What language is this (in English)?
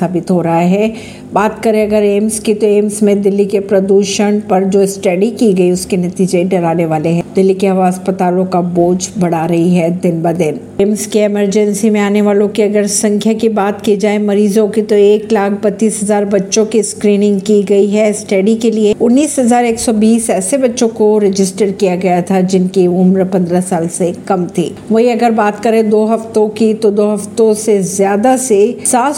Hindi